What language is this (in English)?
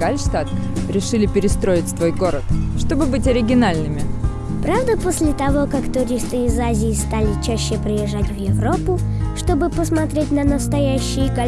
Russian